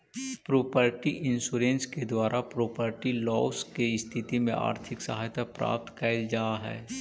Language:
Magahi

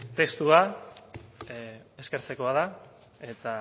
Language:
Basque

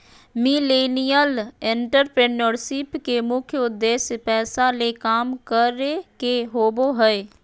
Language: Magahi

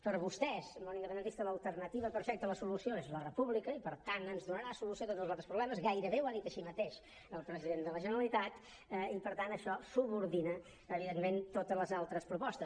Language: Catalan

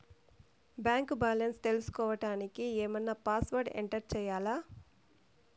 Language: Telugu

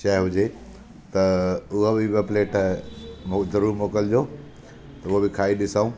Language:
Sindhi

